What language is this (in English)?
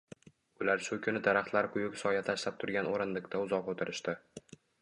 Uzbek